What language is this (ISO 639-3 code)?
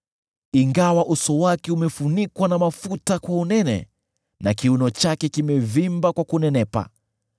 swa